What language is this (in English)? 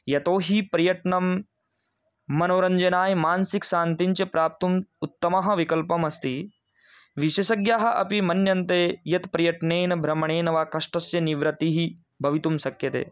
Sanskrit